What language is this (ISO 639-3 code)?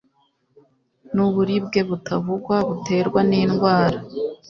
kin